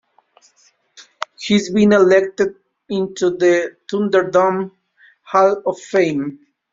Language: English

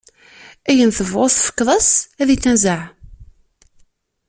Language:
Kabyle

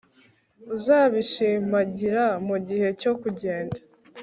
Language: Kinyarwanda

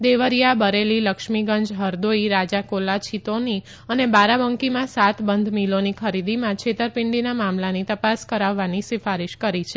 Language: Gujarati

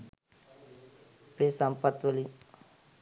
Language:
Sinhala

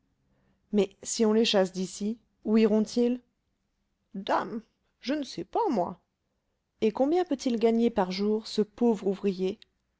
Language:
French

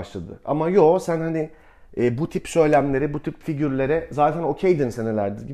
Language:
Turkish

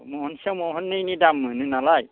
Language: Bodo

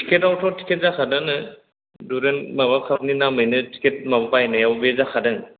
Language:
Bodo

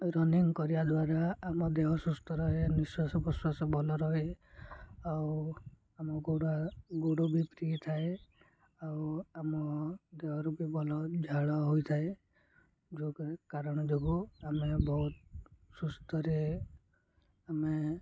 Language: Odia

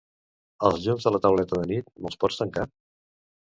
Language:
Catalan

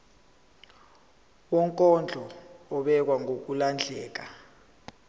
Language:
Zulu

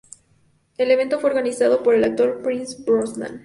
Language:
Spanish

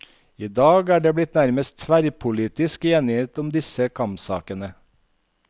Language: Norwegian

